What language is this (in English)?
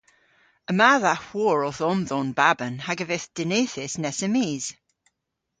Cornish